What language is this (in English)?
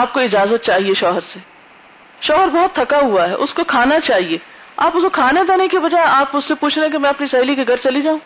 Urdu